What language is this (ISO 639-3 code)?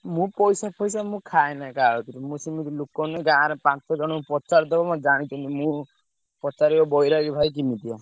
ori